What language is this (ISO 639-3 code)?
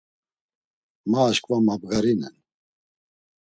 lzz